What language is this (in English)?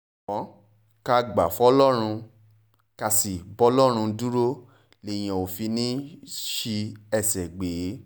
Yoruba